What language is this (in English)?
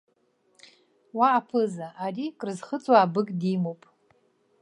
Abkhazian